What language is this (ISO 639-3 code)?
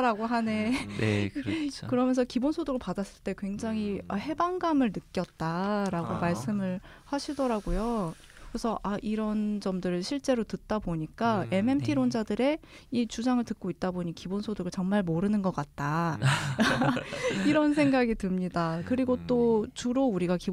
kor